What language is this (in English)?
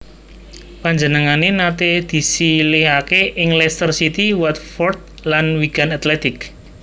Javanese